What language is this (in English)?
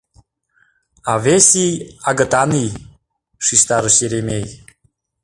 Mari